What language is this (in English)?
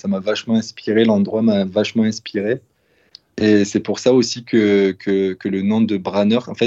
French